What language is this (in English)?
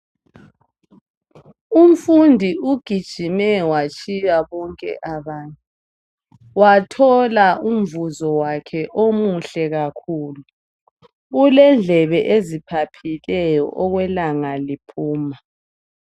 North Ndebele